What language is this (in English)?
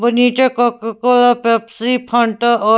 Hindi